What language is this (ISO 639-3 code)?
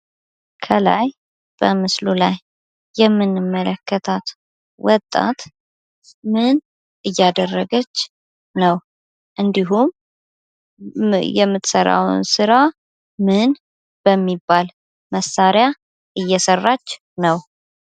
amh